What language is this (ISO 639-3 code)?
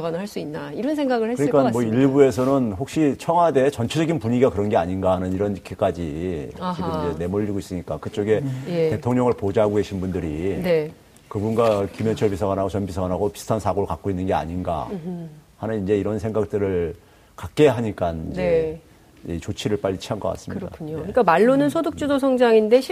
kor